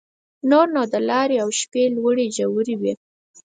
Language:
Pashto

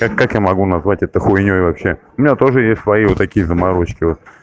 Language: Russian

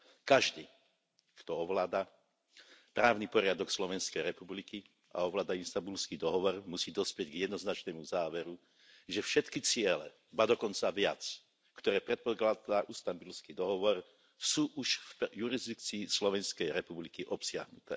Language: Slovak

